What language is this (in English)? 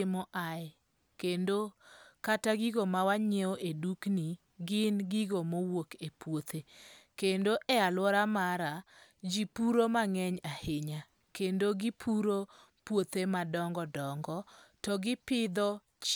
Luo (Kenya and Tanzania)